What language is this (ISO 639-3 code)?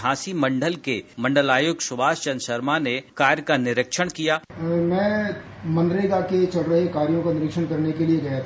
hin